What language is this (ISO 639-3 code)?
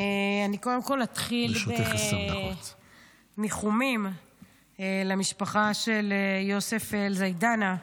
heb